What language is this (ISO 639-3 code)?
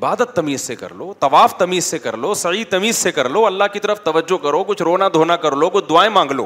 urd